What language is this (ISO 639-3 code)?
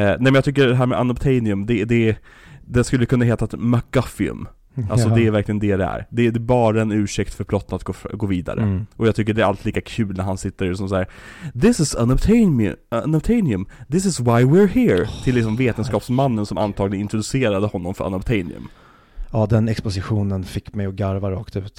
swe